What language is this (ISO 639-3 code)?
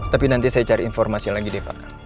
ind